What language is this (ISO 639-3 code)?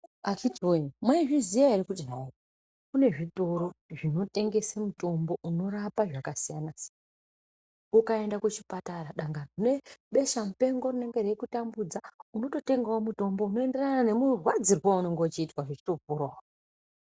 ndc